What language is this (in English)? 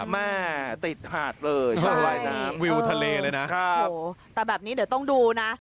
Thai